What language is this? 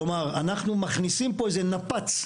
Hebrew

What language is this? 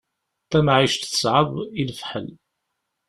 Kabyle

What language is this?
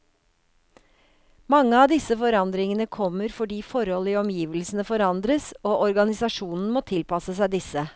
Norwegian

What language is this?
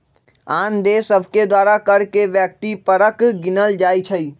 Magahi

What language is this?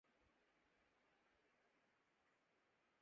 Urdu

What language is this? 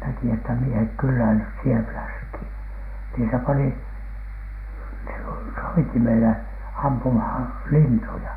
Finnish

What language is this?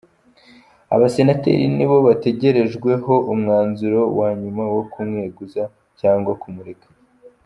Kinyarwanda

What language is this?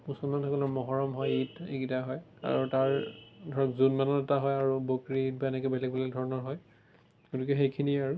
Assamese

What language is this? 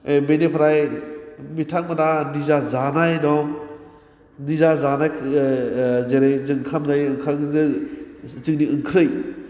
Bodo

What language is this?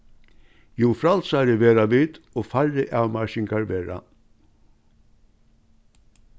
Faroese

